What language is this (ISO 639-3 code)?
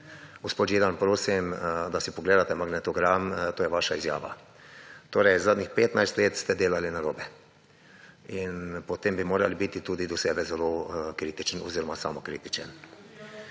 slv